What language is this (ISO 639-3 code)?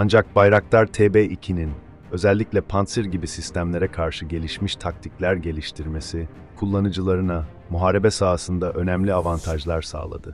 tur